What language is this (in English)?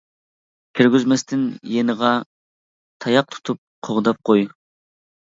Uyghur